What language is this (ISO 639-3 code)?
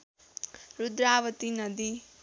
nep